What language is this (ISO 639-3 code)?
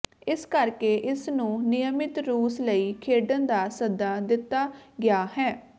pan